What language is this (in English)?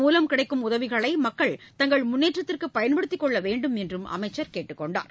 Tamil